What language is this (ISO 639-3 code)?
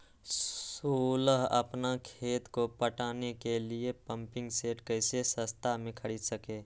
mag